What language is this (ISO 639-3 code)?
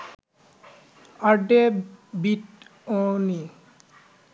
ben